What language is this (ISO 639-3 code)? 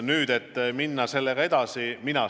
est